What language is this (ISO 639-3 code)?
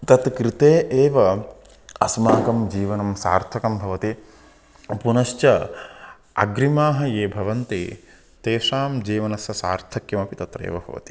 san